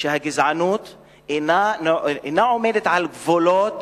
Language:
Hebrew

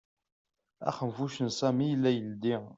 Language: Kabyle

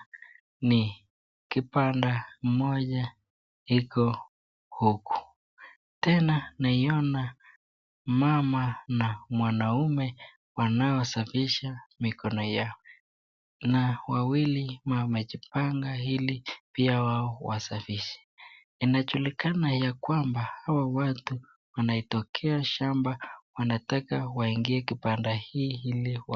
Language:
Swahili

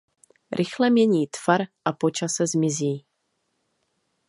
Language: Czech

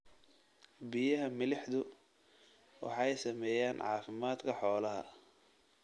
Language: Somali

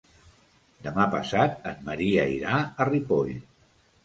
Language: Catalan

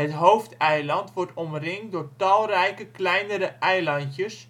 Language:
Dutch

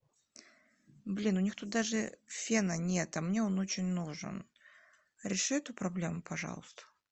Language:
Russian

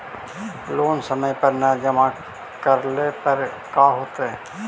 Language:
Magahi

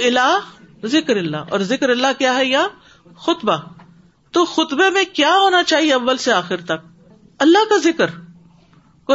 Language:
Urdu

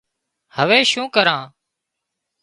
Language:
Wadiyara Koli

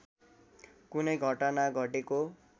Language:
Nepali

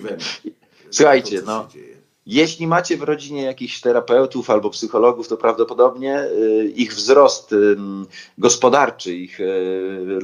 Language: Polish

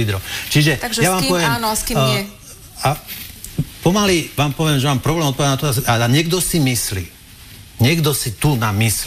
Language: Slovak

